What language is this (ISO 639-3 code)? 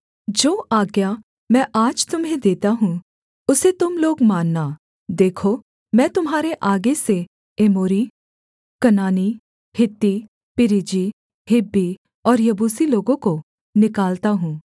hin